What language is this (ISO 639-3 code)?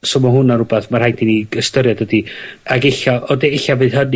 cym